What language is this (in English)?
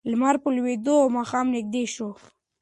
Pashto